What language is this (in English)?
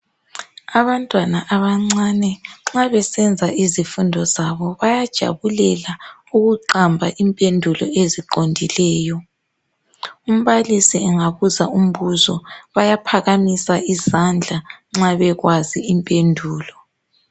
North Ndebele